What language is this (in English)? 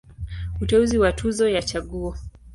Swahili